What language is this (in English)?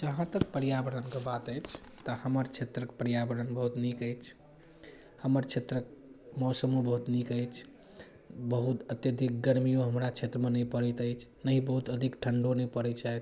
Maithili